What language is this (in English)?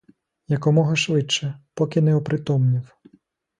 Ukrainian